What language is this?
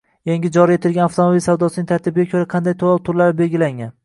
Uzbek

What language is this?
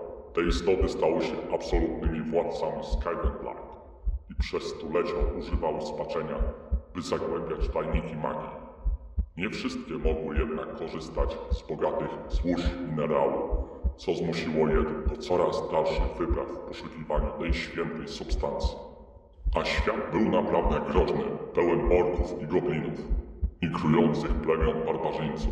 Polish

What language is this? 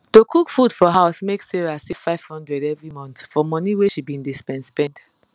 Nigerian Pidgin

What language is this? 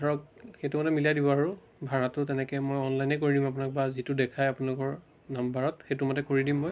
Assamese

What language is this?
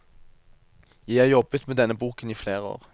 Norwegian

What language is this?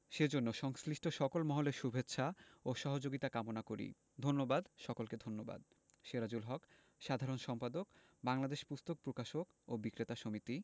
Bangla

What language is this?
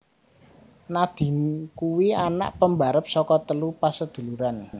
Javanese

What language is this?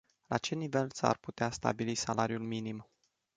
Romanian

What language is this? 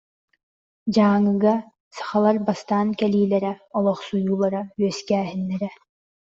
Yakut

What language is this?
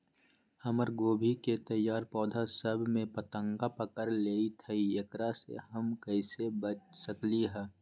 Magahi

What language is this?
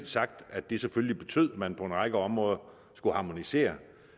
Danish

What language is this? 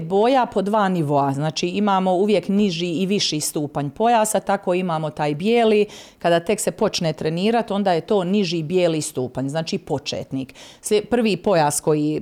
Croatian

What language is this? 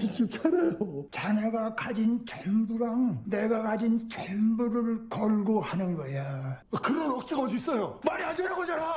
Korean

